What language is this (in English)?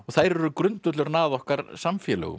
Icelandic